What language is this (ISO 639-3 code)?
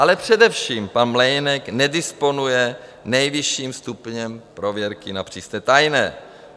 ces